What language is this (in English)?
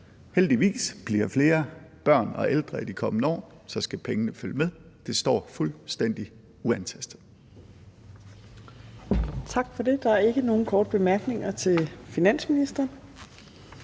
Danish